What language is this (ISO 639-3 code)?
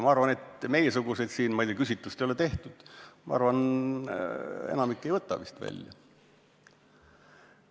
est